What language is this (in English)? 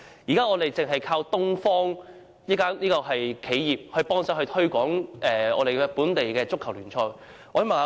Cantonese